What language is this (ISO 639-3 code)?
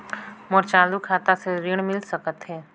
hne